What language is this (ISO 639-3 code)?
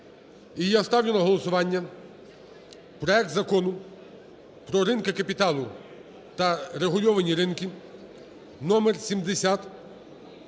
ukr